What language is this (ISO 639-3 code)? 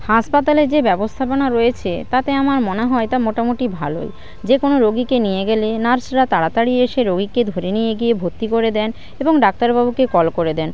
ben